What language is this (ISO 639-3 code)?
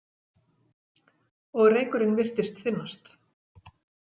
isl